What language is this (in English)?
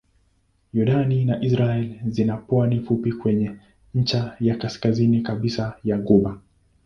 Swahili